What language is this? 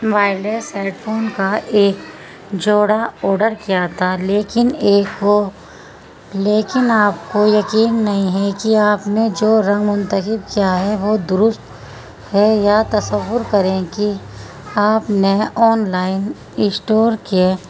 Urdu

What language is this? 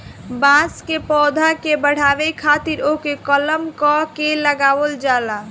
Bhojpuri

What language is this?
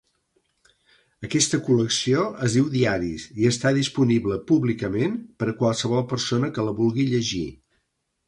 Catalan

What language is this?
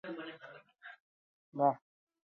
Basque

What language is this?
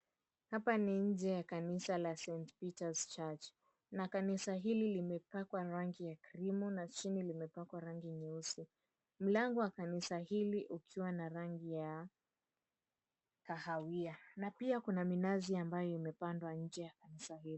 Swahili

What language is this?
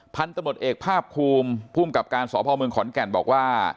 Thai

